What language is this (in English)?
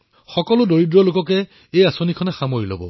Assamese